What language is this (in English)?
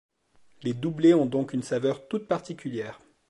French